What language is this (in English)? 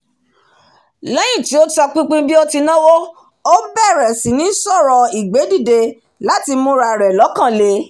Yoruba